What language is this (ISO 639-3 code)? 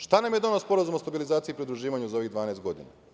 srp